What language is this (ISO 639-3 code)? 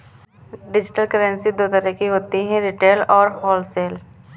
hin